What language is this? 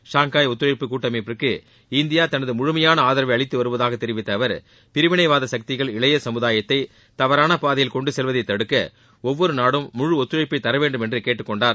Tamil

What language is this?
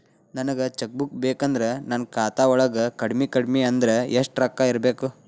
Kannada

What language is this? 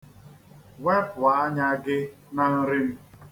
Igbo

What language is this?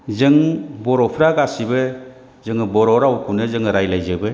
Bodo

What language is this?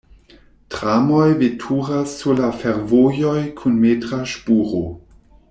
Esperanto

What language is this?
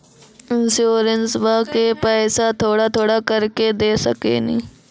Maithili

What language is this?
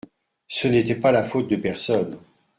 French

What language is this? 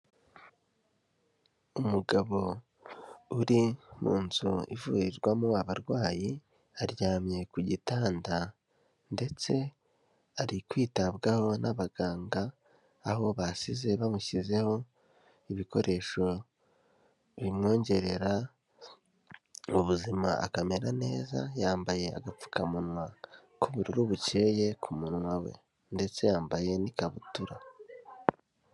Kinyarwanda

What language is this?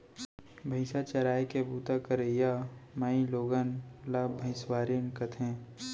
Chhattisgarhi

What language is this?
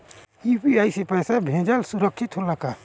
Bhojpuri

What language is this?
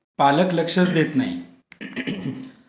Marathi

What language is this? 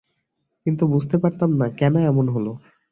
Bangla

